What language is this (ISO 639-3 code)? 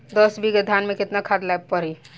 bho